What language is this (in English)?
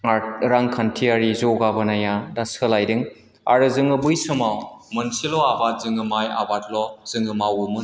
Bodo